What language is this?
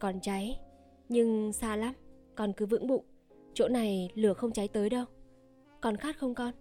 Vietnamese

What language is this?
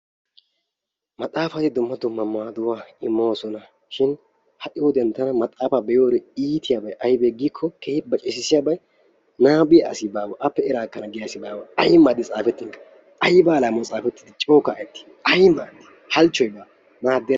Wolaytta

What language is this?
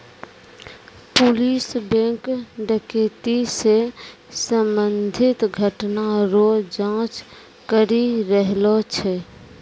Maithili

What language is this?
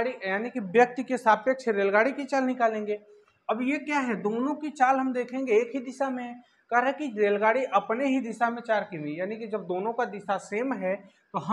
Hindi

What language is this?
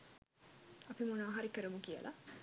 Sinhala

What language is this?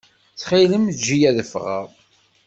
Kabyle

